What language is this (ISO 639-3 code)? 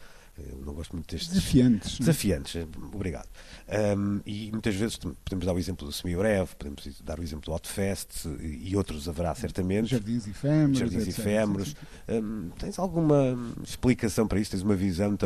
por